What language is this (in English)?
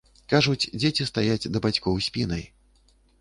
Belarusian